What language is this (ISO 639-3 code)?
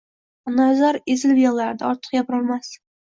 uzb